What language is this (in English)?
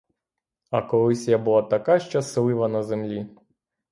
Ukrainian